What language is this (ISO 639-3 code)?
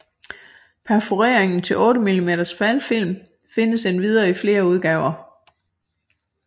dan